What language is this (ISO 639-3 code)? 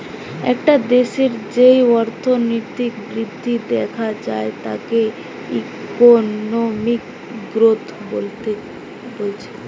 ben